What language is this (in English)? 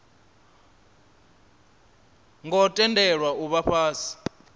Venda